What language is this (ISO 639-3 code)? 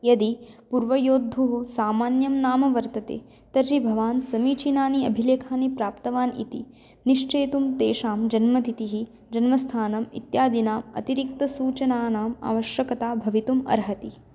san